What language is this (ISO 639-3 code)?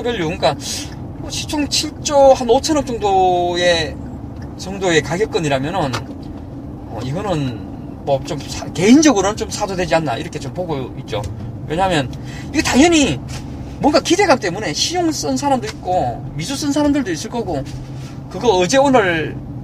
kor